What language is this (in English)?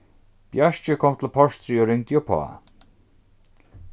Faroese